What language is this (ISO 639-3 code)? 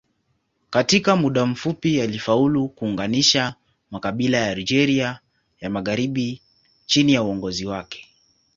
swa